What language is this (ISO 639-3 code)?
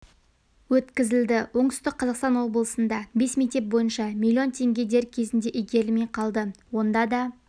kaz